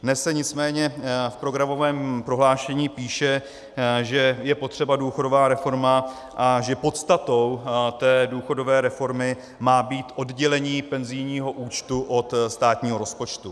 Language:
Czech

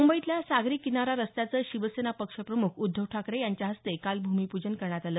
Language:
Marathi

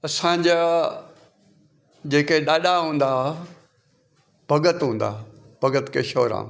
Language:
Sindhi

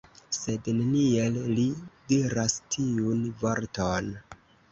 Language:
Esperanto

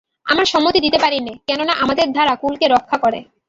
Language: Bangla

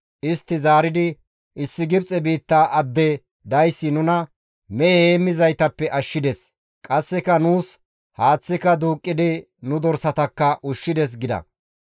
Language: Gamo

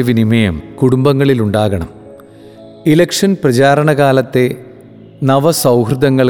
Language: Malayalam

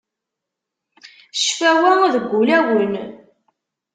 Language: Kabyle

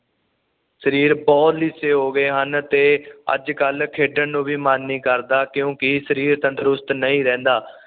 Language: Punjabi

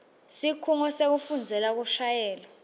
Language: Swati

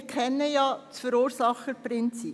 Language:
Swiss German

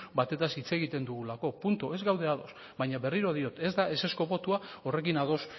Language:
Basque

